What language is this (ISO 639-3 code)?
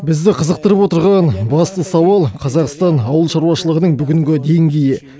kaz